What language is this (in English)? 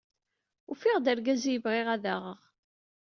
Kabyle